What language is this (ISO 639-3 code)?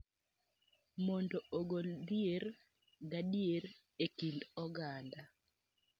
luo